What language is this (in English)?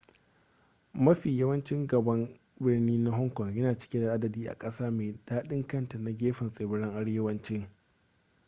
Hausa